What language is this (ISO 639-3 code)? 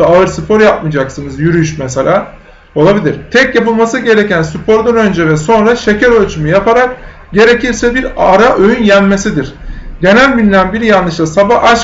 tur